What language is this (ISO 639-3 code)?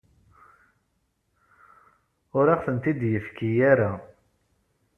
kab